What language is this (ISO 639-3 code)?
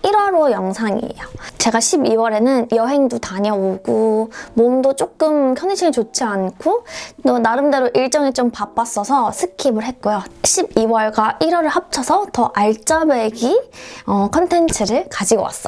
kor